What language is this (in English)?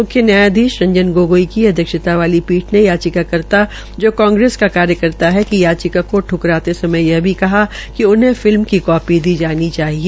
Hindi